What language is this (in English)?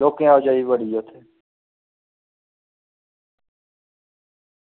Dogri